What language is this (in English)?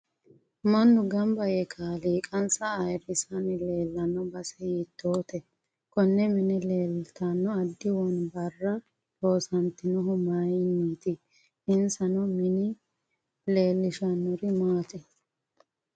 Sidamo